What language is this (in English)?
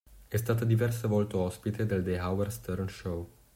Italian